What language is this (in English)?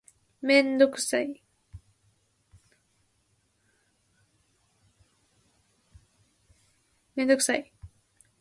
Japanese